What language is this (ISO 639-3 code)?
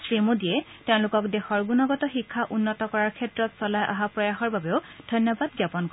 asm